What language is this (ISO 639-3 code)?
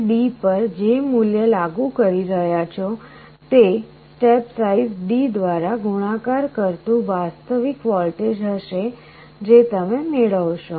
guj